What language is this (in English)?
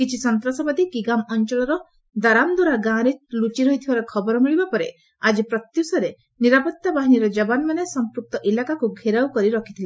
Odia